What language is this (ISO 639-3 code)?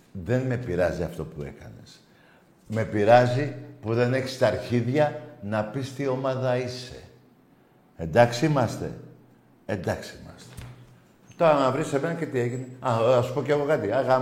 ell